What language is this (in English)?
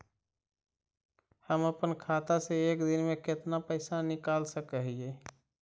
Magahi